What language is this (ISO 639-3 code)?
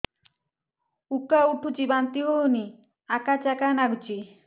ori